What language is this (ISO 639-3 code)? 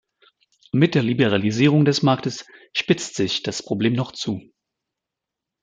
deu